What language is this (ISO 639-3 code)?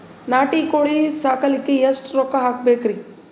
kan